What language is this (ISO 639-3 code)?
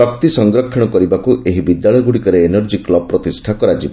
ori